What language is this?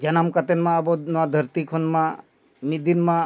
Santali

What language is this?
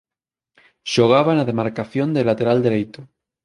Galician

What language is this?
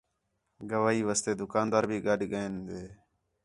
Khetrani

